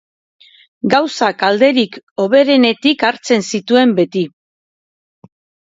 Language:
Basque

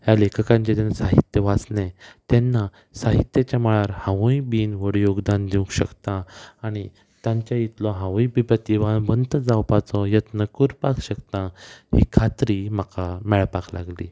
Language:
Konkani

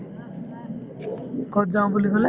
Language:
Assamese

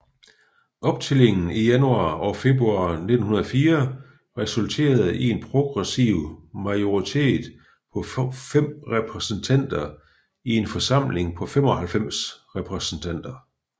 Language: Danish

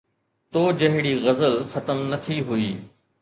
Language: Sindhi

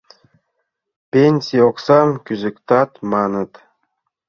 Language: Mari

